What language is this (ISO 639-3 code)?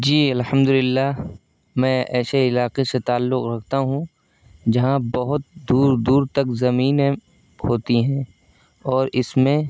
urd